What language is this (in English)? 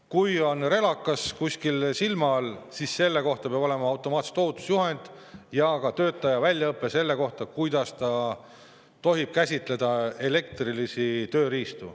Estonian